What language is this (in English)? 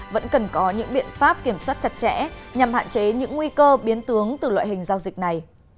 Vietnamese